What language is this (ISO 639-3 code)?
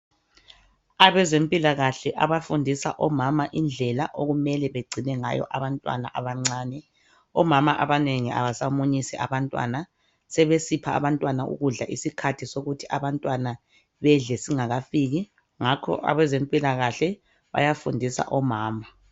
nde